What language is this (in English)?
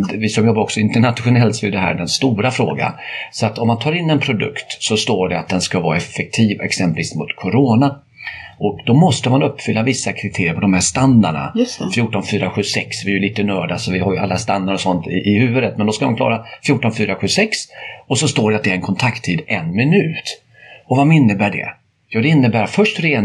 Swedish